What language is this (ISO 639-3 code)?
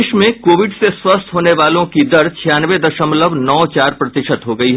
hin